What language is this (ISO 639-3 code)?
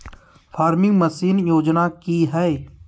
mag